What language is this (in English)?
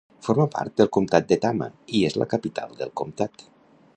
Catalan